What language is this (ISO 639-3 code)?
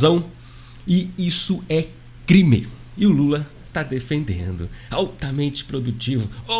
por